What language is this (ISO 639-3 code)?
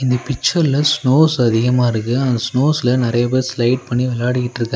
tam